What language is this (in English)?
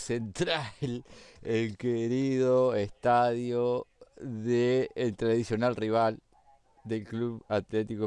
Spanish